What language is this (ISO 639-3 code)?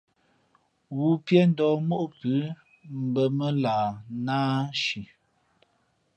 fmp